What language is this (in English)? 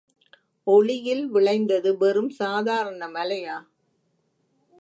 Tamil